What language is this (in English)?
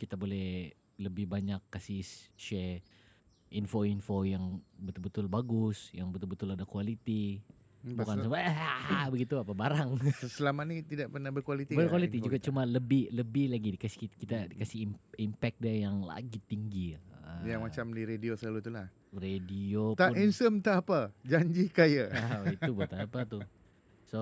Malay